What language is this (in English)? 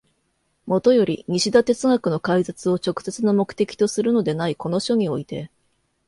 Japanese